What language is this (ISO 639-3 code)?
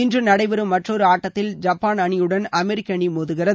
tam